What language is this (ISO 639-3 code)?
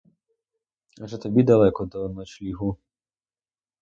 ukr